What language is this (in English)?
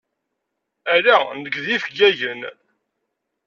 Kabyle